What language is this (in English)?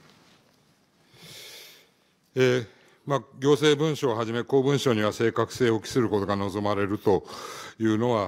Japanese